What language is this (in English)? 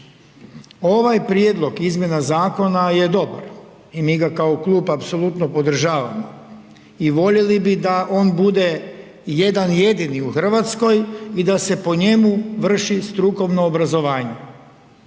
Croatian